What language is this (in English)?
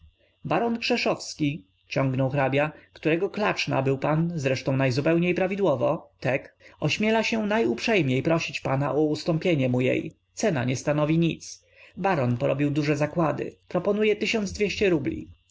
Polish